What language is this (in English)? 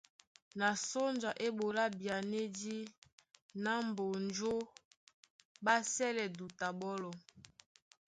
Duala